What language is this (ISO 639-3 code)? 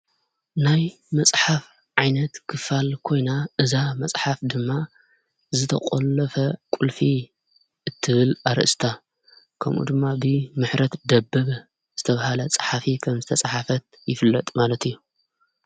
tir